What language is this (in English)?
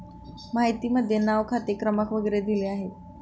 Marathi